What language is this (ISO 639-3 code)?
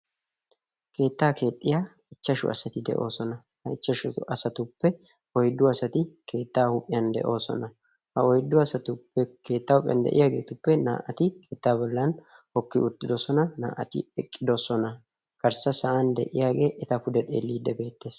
wal